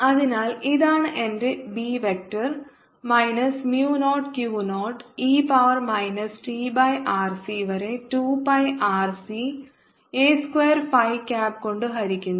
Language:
Malayalam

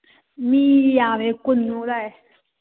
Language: Manipuri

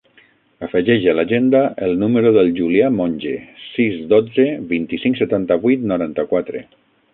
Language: Catalan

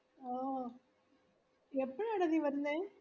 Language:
Malayalam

